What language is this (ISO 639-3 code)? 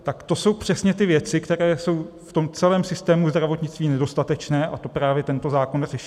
ces